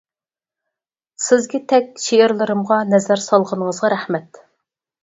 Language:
Uyghur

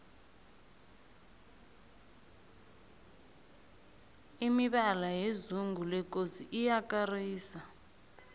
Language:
South Ndebele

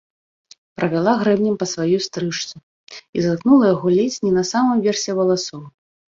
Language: Belarusian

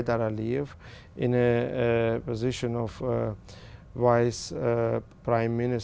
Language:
Vietnamese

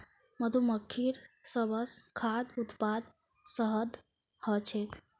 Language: Magahi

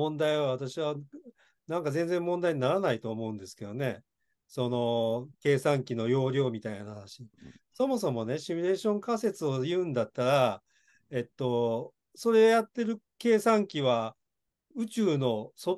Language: Japanese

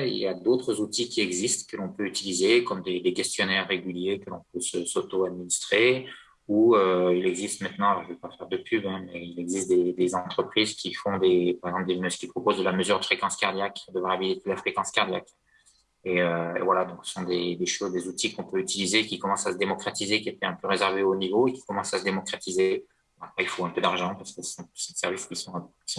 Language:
French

